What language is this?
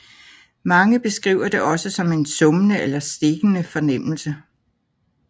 Danish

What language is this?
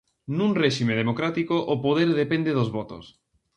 Galician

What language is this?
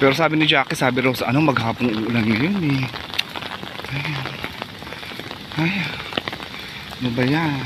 Filipino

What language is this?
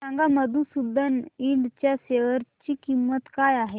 Marathi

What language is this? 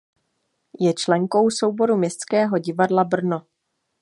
Czech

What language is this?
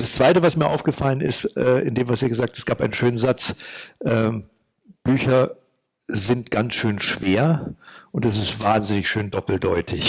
German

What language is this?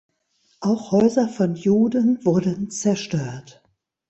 German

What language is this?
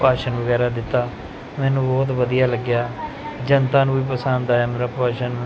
Punjabi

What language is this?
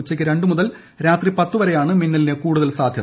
Malayalam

